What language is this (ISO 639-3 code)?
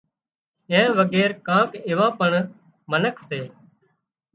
kxp